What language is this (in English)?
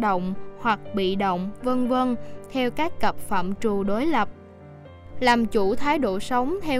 Vietnamese